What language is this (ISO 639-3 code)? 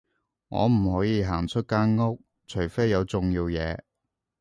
yue